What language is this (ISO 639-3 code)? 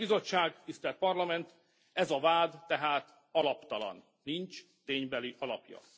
hun